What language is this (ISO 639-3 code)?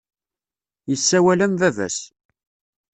kab